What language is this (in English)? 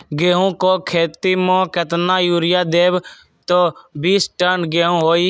Magahi